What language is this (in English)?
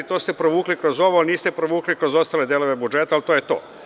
Serbian